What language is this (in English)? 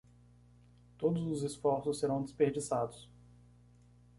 Portuguese